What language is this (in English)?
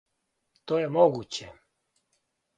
Serbian